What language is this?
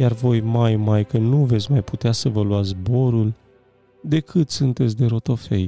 Romanian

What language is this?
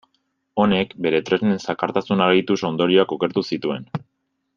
Basque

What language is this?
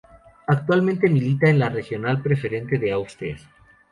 Spanish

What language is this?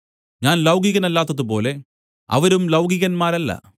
Malayalam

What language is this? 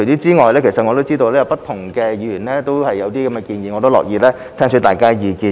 Cantonese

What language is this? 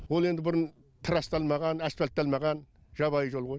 Kazakh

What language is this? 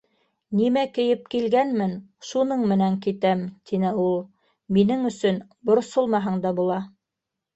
Bashkir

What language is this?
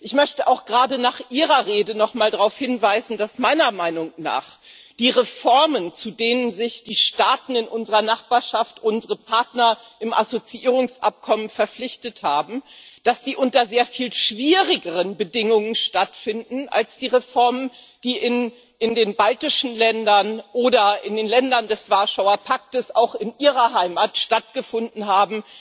German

